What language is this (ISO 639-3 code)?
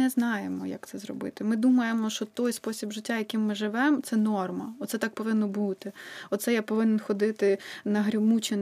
ukr